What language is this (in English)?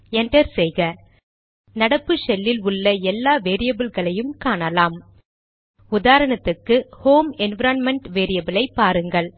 Tamil